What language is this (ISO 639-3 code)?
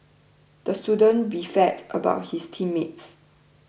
eng